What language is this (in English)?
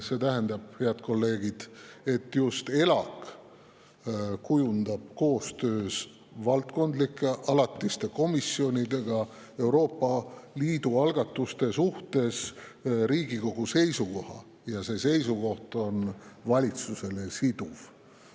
Estonian